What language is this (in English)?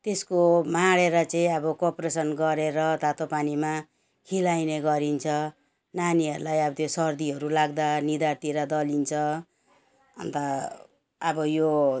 Nepali